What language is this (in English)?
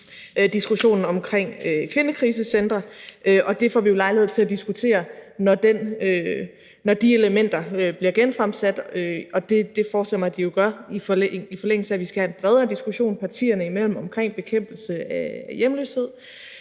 Danish